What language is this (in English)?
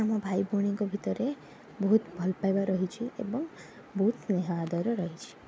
Odia